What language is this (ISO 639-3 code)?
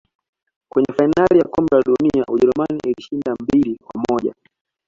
swa